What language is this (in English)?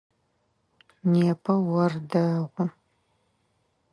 Adyghe